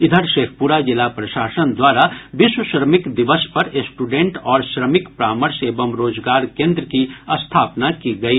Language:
Hindi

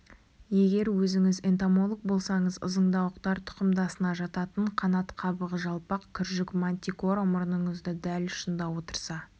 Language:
Kazakh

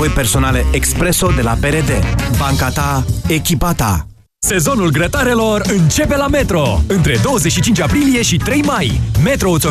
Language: Romanian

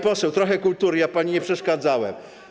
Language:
Polish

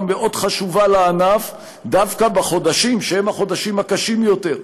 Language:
Hebrew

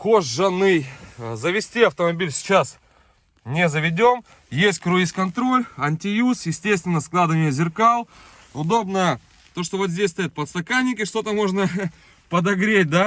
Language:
Russian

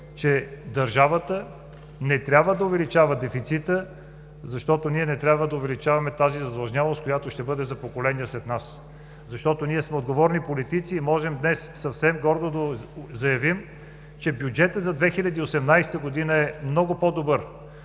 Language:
Bulgarian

